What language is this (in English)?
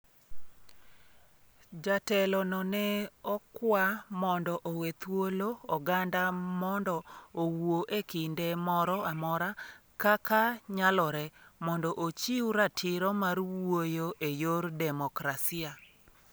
Luo (Kenya and Tanzania)